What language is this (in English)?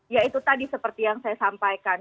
Indonesian